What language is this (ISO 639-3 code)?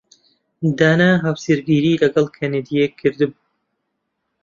ckb